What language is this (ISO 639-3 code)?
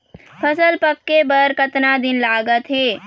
hne